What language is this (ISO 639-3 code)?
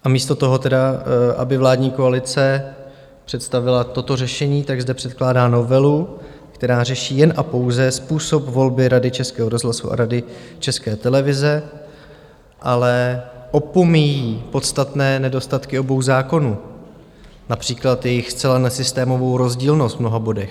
ces